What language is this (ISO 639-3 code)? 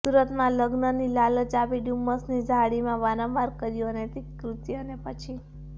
guj